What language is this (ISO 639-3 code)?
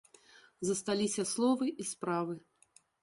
bel